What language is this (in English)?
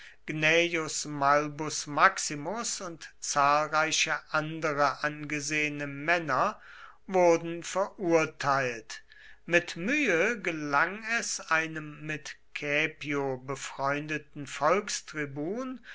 German